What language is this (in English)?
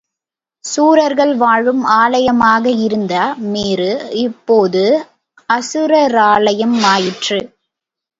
Tamil